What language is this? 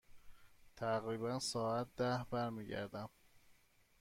Persian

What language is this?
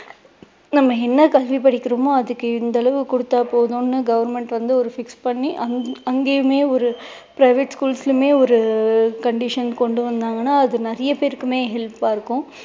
Tamil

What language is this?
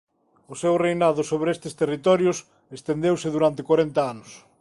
Galician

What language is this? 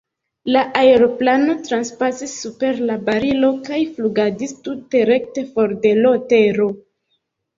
Esperanto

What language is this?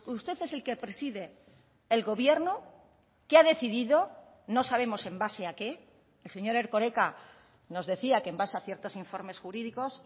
Spanish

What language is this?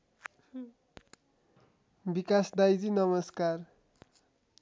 Nepali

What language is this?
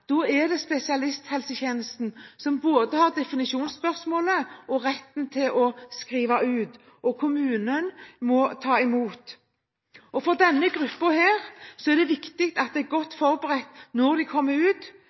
Norwegian Bokmål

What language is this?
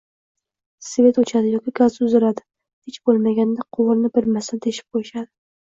Uzbek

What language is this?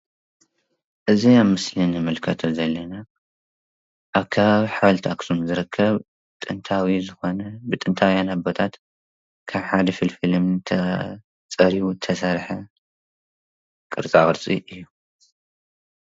Tigrinya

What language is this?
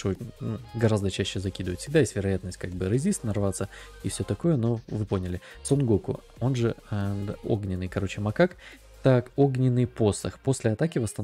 Russian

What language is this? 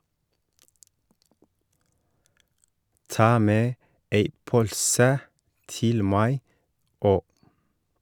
Norwegian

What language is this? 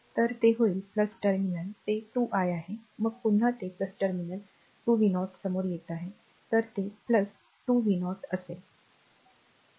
Marathi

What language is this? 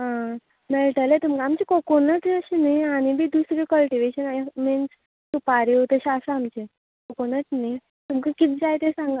Konkani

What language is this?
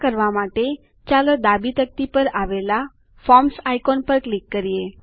Gujarati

